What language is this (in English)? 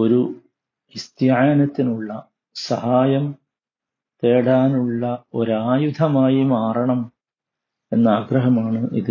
Malayalam